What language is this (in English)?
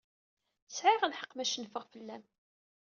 Kabyle